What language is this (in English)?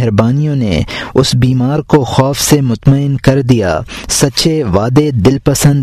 Urdu